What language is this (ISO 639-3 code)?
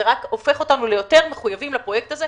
heb